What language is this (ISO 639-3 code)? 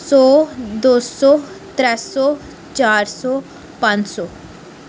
doi